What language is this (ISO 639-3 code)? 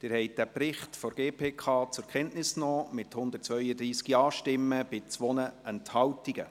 gsw